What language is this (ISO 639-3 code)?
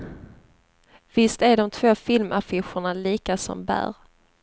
swe